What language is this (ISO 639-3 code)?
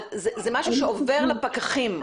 heb